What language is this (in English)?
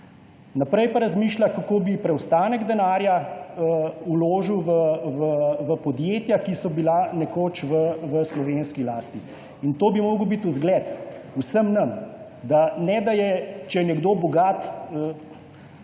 Slovenian